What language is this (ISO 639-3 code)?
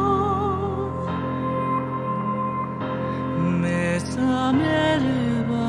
jpn